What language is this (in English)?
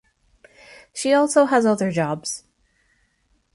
English